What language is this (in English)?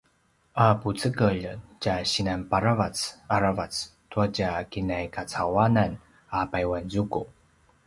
Paiwan